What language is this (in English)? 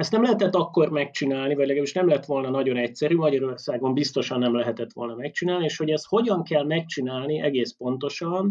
Hungarian